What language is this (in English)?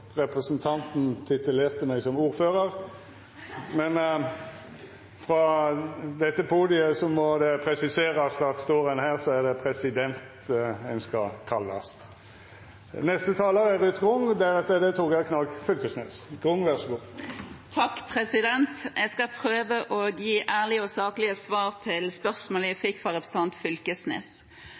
Norwegian